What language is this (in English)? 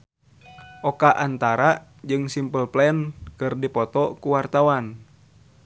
Sundanese